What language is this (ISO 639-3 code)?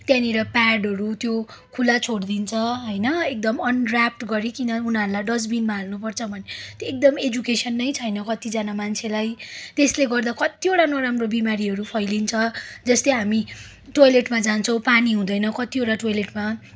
nep